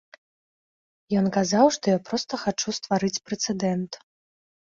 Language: Belarusian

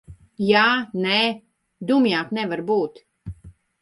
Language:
Latvian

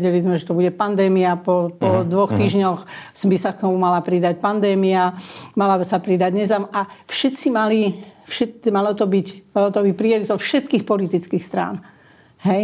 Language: Slovak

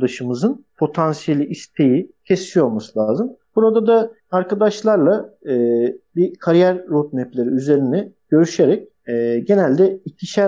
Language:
Turkish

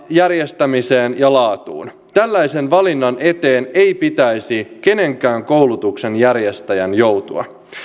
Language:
Finnish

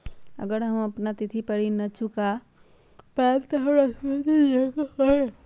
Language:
Magahi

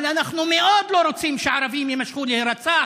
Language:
Hebrew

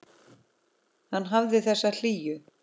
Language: Icelandic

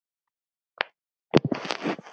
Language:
Icelandic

